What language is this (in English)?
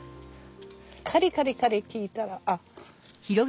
Japanese